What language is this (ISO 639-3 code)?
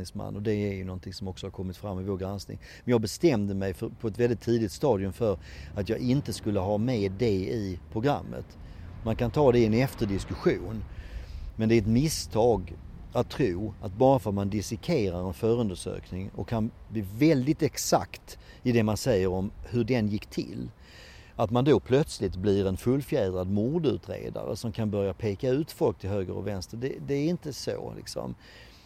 swe